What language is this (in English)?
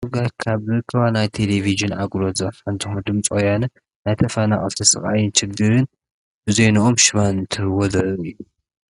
Tigrinya